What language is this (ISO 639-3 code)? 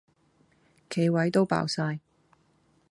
yue